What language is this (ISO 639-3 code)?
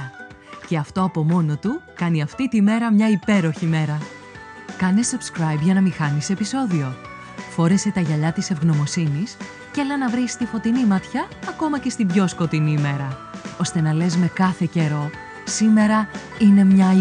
ell